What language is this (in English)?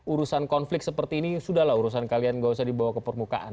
Indonesian